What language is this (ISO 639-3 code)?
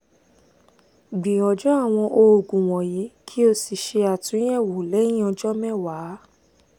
yor